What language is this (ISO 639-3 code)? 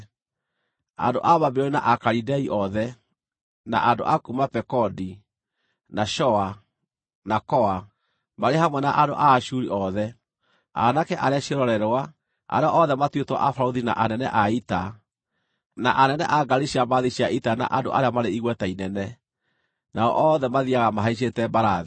kik